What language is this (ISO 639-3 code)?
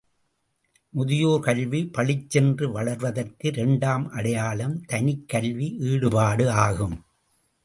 tam